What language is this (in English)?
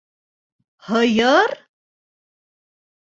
Bashkir